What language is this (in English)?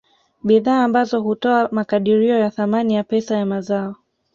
Swahili